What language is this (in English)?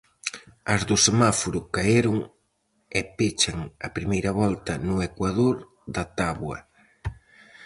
Galician